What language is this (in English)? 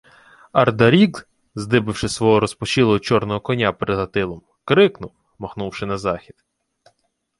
Ukrainian